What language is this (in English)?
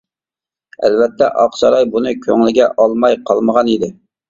Uyghur